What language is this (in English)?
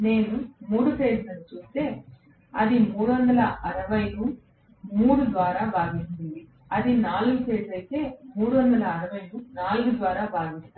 Telugu